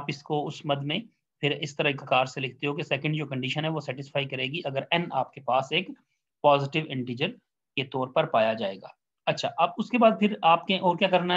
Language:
Hindi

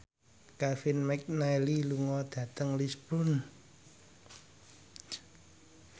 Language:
Javanese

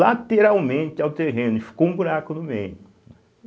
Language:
Portuguese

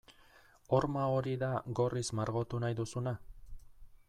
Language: Basque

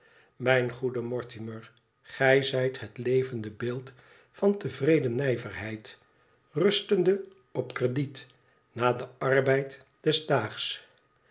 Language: Dutch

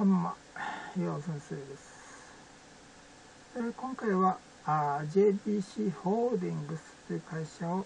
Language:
Japanese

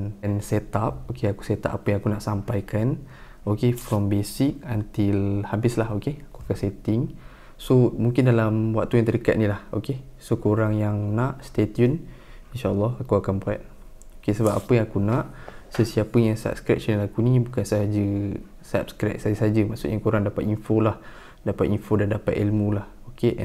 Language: Malay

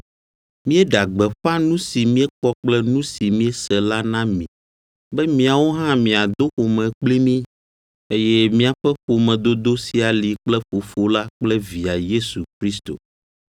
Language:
Ewe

